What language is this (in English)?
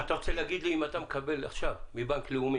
Hebrew